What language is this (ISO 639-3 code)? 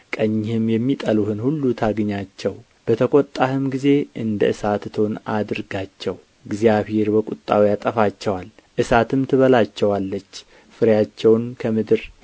amh